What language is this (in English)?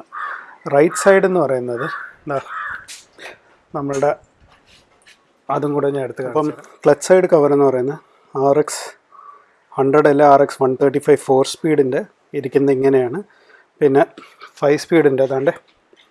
English